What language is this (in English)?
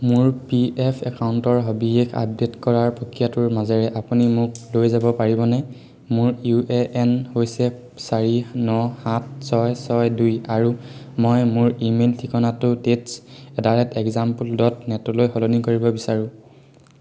Assamese